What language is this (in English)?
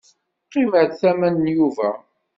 Kabyle